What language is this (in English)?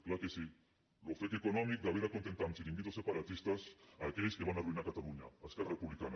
Catalan